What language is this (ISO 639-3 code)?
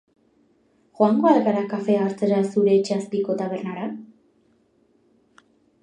eus